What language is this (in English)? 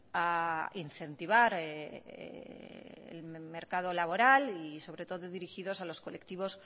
Spanish